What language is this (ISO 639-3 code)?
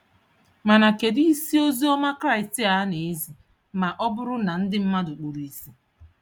ibo